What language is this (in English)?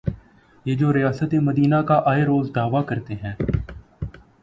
Urdu